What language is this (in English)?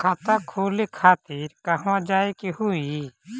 Bhojpuri